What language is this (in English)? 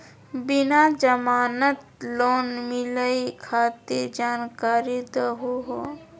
Magahi